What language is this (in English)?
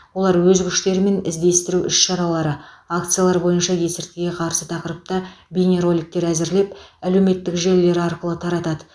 Kazakh